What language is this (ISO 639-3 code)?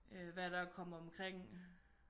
dan